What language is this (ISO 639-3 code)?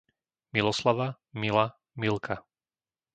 slk